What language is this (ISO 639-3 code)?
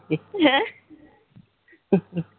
pan